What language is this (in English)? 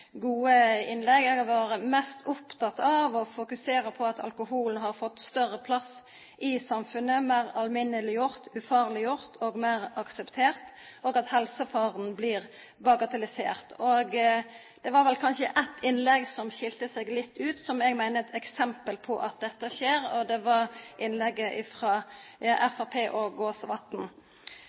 Norwegian Nynorsk